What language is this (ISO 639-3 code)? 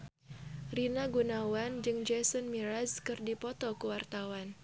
sun